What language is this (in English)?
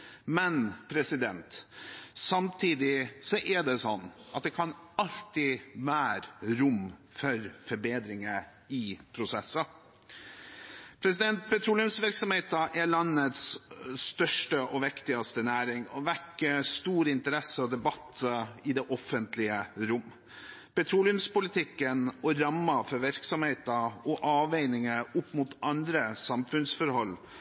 Norwegian Bokmål